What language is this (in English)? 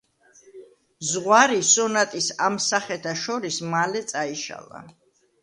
Georgian